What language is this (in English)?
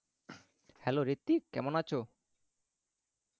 Bangla